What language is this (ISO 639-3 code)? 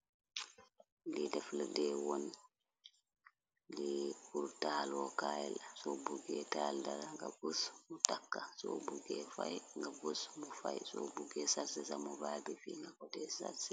wol